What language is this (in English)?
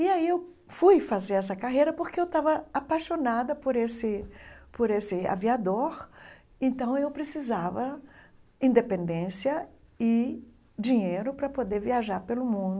Portuguese